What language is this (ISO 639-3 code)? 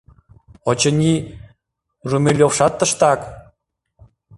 chm